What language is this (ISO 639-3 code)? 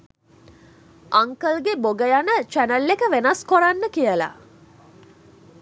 sin